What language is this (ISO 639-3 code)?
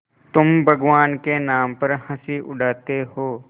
hin